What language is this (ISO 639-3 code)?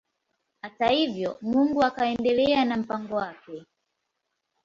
swa